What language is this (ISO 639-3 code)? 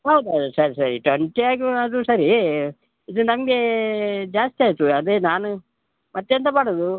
kan